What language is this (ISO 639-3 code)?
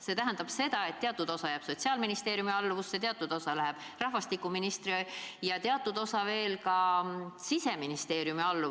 est